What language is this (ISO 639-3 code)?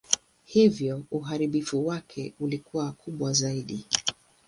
swa